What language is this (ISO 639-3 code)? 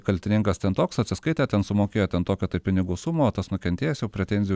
lit